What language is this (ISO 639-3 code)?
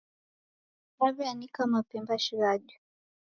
dav